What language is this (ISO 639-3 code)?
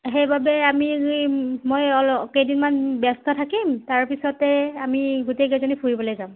asm